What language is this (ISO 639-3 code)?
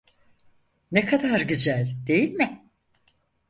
tur